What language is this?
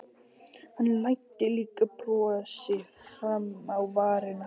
Icelandic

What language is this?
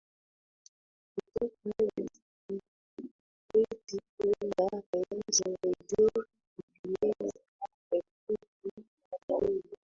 Swahili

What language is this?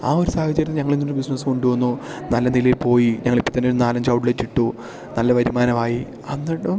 Malayalam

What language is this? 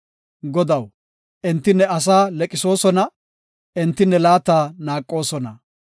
Gofa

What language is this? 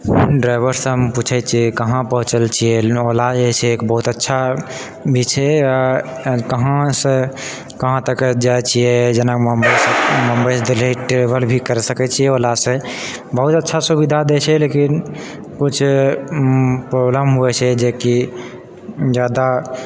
Maithili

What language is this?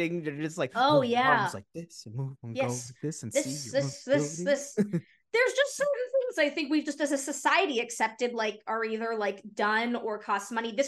English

